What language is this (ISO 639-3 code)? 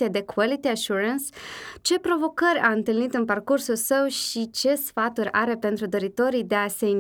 ron